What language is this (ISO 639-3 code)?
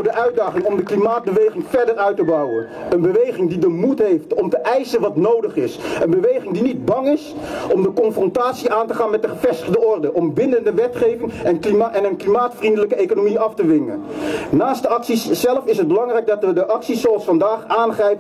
nld